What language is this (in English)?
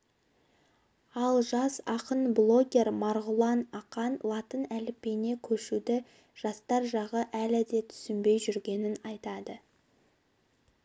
Kazakh